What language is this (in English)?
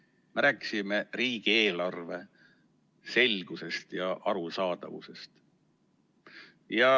Estonian